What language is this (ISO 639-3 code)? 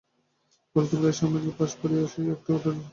ben